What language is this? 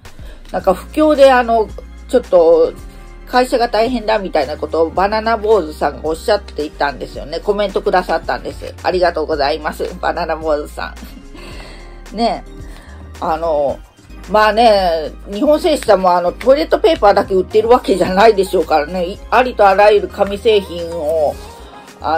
Japanese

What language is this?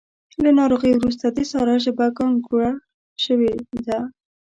Pashto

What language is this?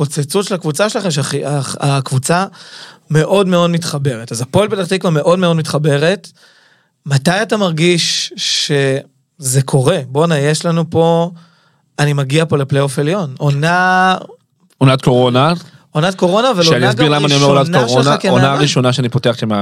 Hebrew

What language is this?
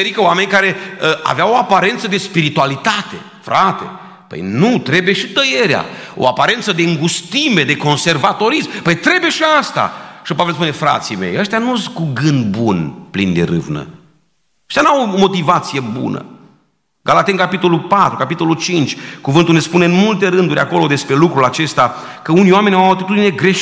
Romanian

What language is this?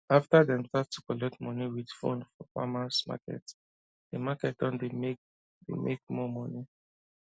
Nigerian Pidgin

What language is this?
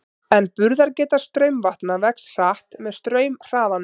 Icelandic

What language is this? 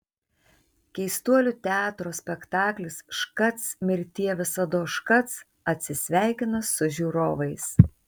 Lithuanian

